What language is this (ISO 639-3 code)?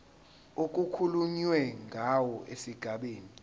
zul